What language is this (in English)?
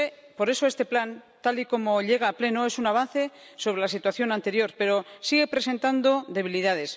Spanish